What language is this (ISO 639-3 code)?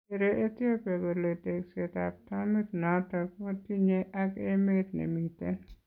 kln